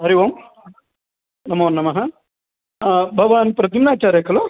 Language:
Sanskrit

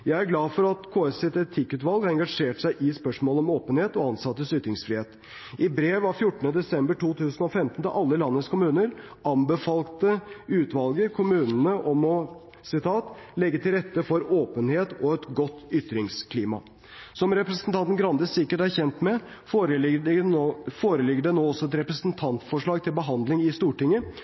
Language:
Norwegian Bokmål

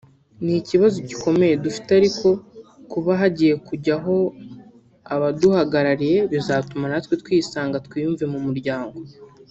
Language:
Kinyarwanda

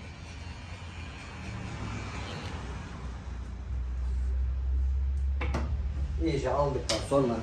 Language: Turkish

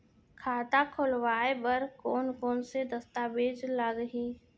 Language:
Chhattisgarhi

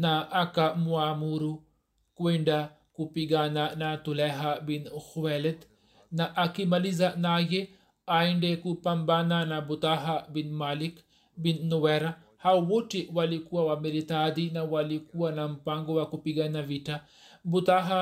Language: Swahili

